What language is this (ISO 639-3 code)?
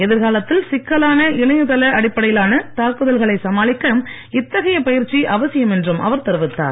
tam